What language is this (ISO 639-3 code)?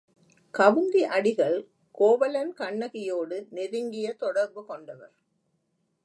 tam